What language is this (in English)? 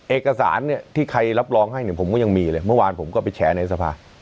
Thai